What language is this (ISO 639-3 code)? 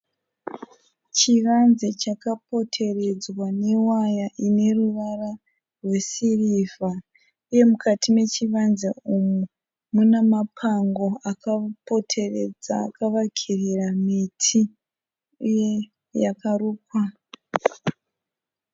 sna